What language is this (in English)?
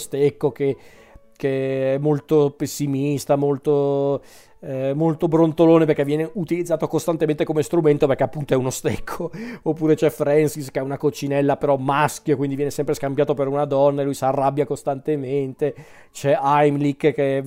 Italian